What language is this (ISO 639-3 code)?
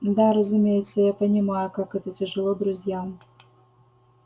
rus